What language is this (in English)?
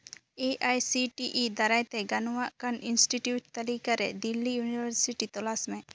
Santali